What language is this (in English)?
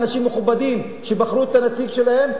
Hebrew